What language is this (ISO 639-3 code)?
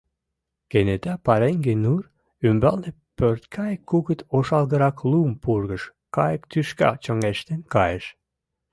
chm